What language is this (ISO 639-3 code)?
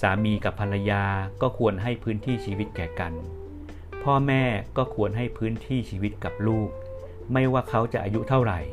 tha